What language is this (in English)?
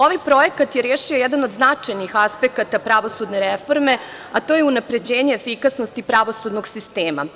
Serbian